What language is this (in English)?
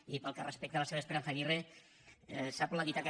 Catalan